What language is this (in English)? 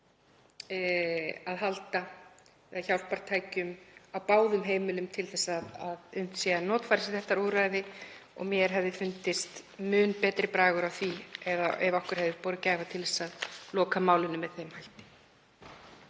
Icelandic